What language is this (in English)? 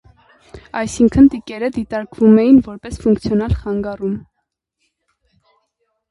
Armenian